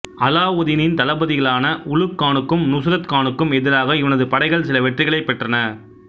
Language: Tamil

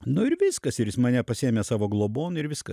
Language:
Lithuanian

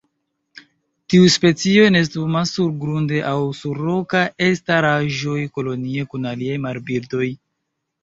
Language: Esperanto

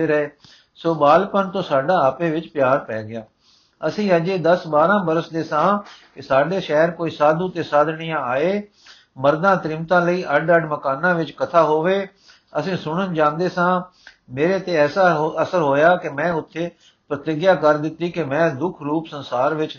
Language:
Punjabi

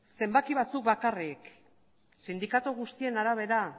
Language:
Basque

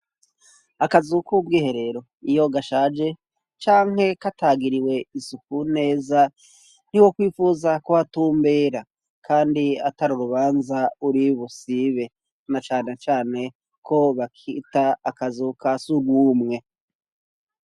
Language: Rundi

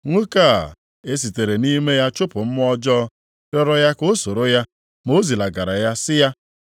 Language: Igbo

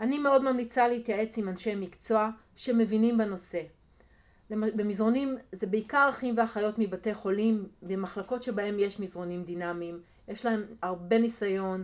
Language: Hebrew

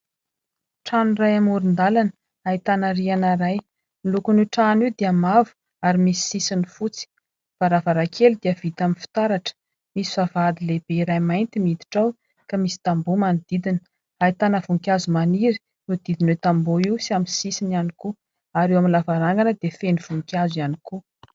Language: Malagasy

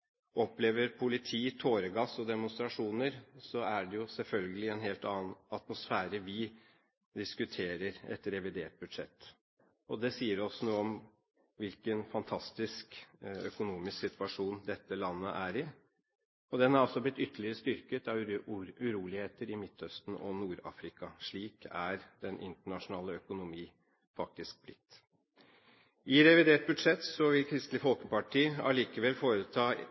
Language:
Norwegian Bokmål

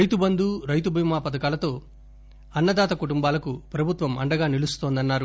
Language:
Telugu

